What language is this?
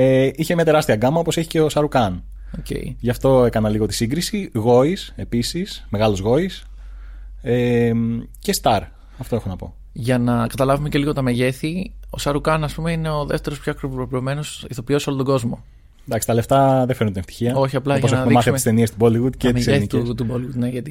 Greek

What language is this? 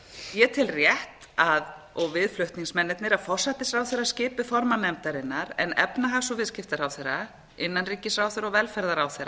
Icelandic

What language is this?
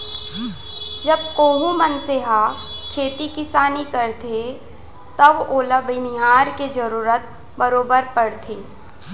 Chhattisgarhi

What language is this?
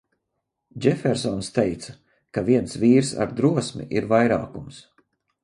Latvian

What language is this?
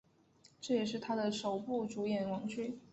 Chinese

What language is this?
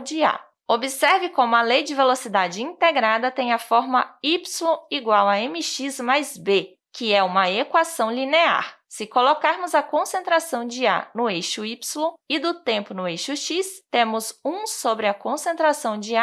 Portuguese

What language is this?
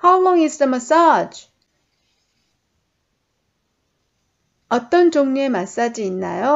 Korean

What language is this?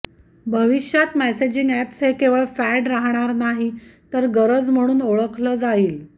Marathi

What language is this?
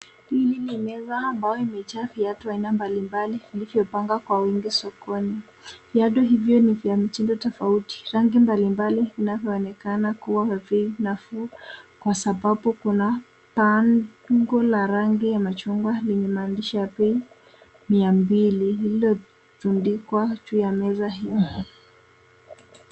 Swahili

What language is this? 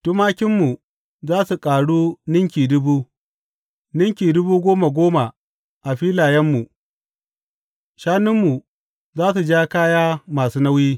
Hausa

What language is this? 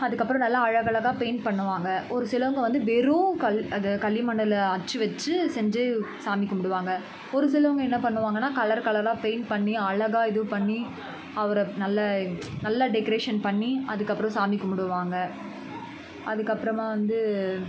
Tamil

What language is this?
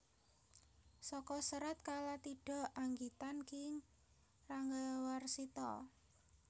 Javanese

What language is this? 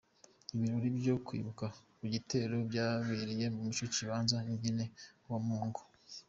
Kinyarwanda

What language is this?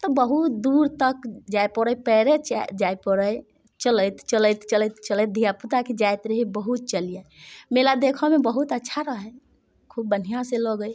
Maithili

